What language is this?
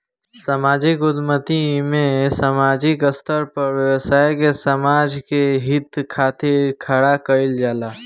Bhojpuri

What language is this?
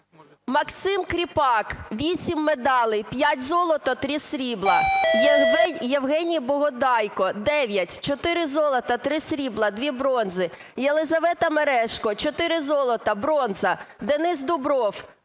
Ukrainian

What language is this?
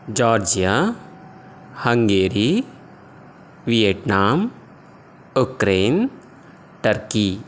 Sanskrit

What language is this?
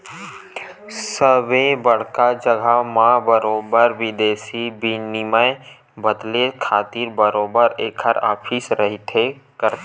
Chhattisgarhi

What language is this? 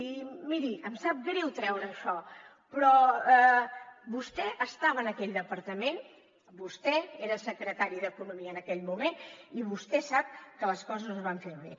Catalan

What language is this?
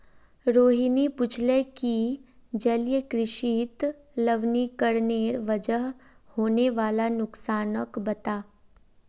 Magahi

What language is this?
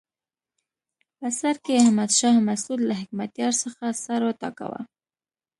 Pashto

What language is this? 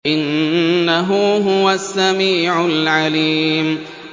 Arabic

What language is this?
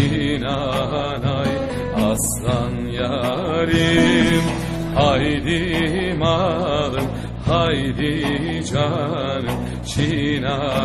Turkish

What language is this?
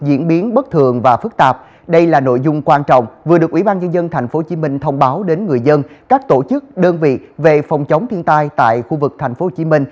Vietnamese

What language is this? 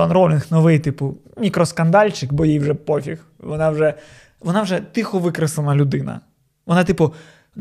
Ukrainian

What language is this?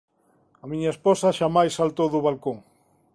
Galician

